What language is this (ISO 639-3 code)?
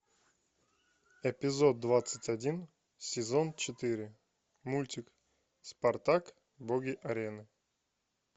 rus